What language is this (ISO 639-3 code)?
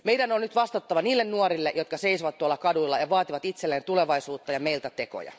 fin